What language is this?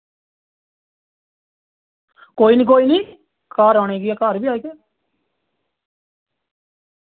Dogri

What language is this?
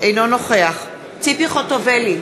Hebrew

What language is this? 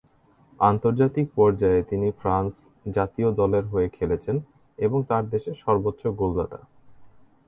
Bangla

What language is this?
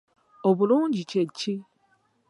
Ganda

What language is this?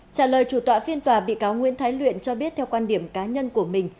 Vietnamese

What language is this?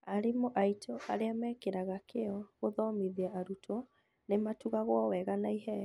Kikuyu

